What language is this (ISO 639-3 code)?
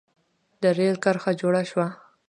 pus